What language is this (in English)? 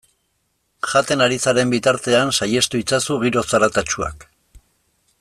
Basque